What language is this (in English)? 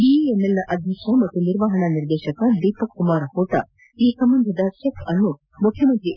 Kannada